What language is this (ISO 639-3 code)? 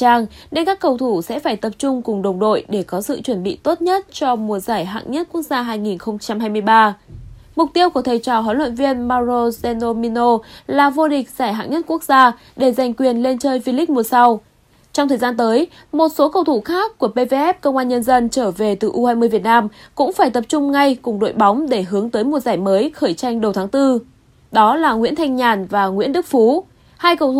vie